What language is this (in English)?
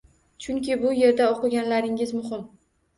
Uzbek